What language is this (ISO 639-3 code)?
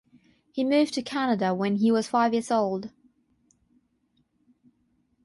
eng